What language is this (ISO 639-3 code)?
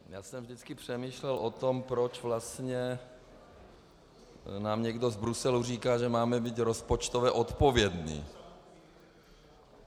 ces